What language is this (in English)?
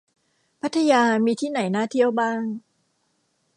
Thai